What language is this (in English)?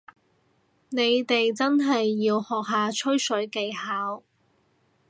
Cantonese